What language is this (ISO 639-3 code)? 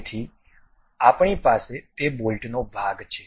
guj